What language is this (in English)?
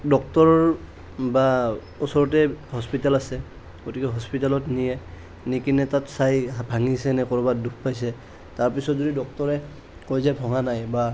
Assamese